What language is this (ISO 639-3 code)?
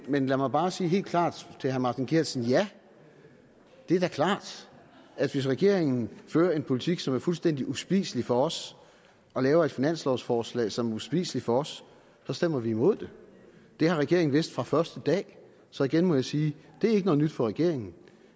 dan